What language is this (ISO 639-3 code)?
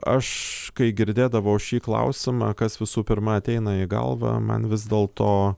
lit